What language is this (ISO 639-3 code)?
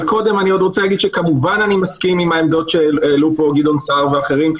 heb